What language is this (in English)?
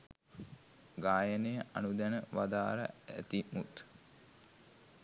Sinhala